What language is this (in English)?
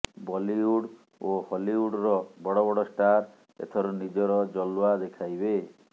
Odia